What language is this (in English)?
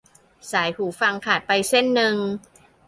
Thai